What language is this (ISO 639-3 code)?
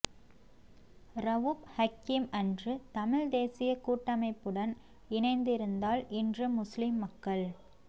tam